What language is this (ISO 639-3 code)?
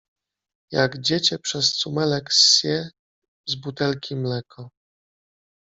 pol